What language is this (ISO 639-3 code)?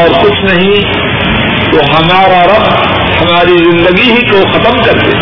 urd